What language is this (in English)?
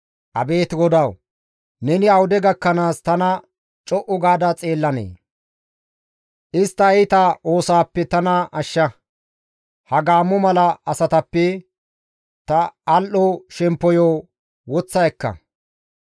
Gamo